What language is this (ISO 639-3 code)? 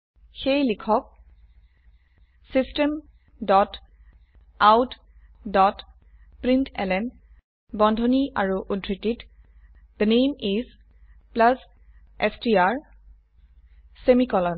asm